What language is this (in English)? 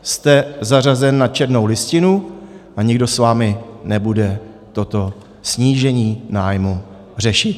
Czech